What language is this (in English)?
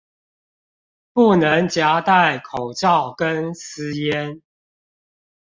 Chinese